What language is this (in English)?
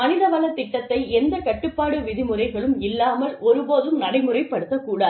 Tamil